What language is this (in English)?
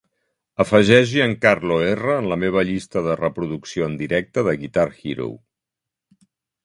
Catalan